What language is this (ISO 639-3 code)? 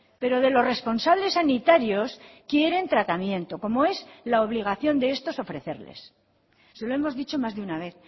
spa